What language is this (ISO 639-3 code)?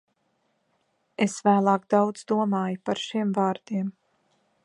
lav